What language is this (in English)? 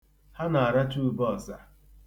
Igbo